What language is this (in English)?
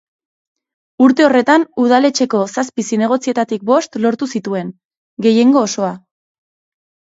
Basque